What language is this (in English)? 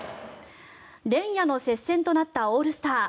Japanese